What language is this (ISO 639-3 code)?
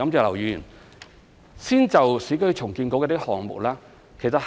yue